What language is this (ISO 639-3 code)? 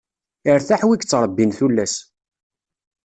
kab